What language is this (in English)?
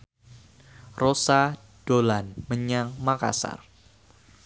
Javanese